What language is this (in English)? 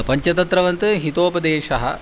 Sanskrit